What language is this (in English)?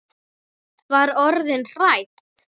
Icelandic